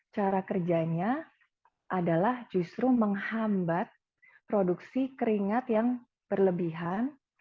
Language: Indonesian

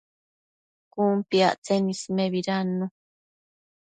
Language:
Matsés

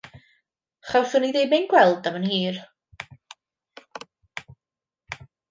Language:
Welsh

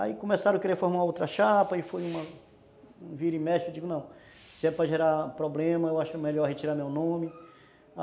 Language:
Portuguese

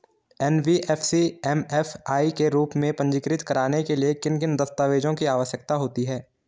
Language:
Hindi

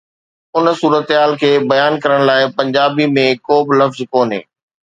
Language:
Sindhi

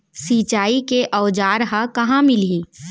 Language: Chhattisgarhi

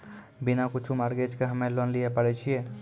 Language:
Maithili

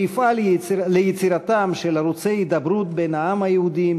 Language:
Hebrew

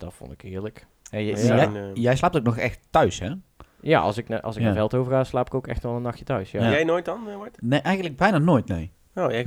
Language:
Dutch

